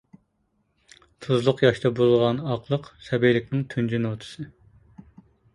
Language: Uyghur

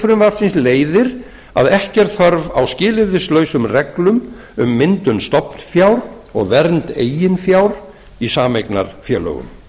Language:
Icelandic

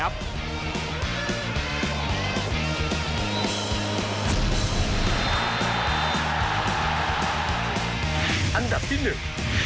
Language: Thai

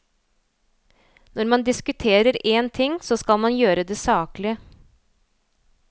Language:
Norwegian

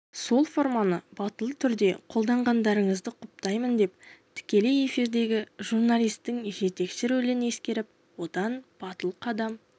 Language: Kazakh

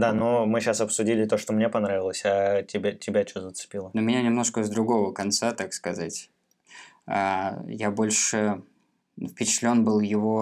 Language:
Russian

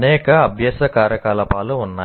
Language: Telugu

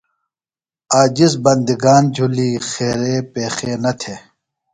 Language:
Phalura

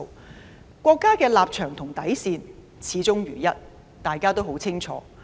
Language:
Cantonese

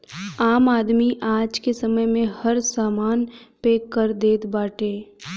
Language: Bhojpuri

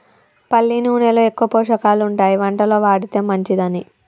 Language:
Telugu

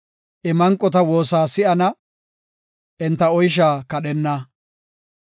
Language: Gofa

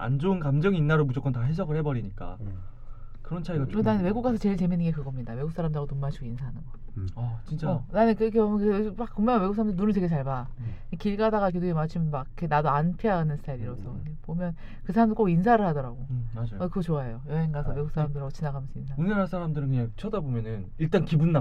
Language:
Korean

